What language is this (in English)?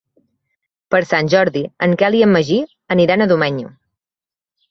Catalan